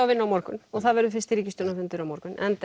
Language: Icelandic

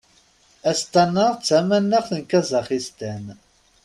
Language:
Kabyle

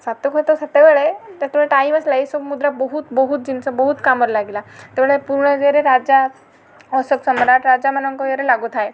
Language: Odia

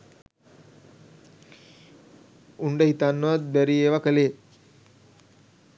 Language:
Sinhala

